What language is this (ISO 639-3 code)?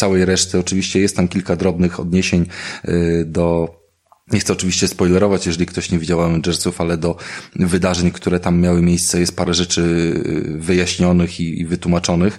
pol